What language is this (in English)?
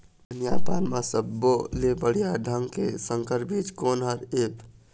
Chhattisgarhi